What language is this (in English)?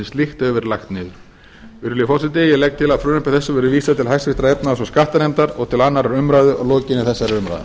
Icelandic